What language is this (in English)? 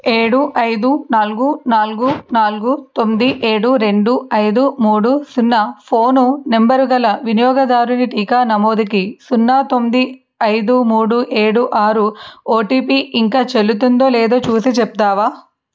Telugu